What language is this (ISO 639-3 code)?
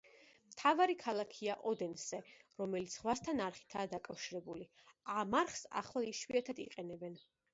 kat